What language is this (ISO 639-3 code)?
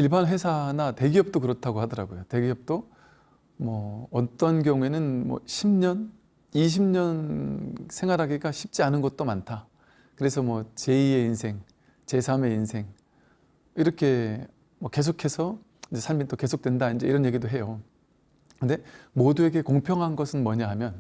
kor